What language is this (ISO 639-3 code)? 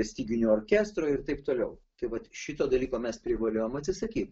lit